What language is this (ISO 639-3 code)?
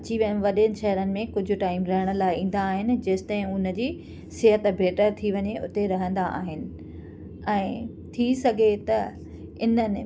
snd